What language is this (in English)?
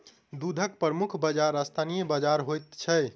Maithili